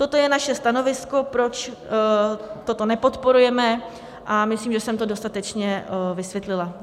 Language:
Czech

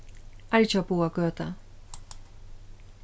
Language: Faroese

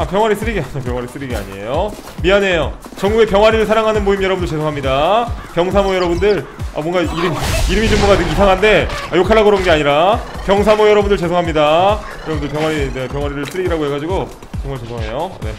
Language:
Korean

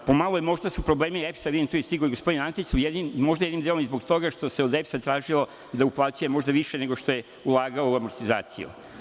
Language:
Serbian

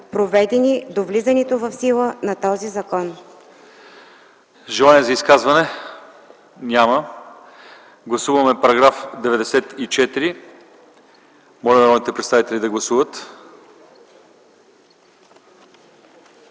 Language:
Bulgarian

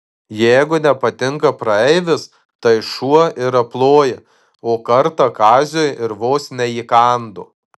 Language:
Lithuanian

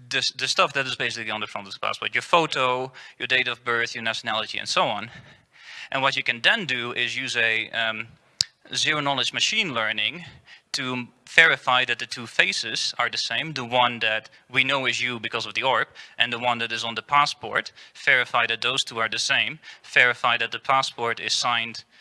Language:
English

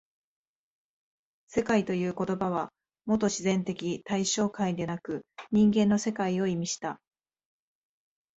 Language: Japanese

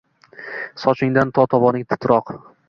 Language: Uzbek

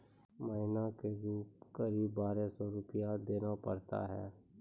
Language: Maithili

